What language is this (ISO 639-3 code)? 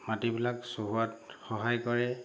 asm